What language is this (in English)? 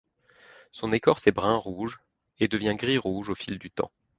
French